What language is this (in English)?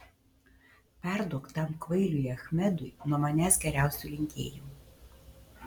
Lithuanian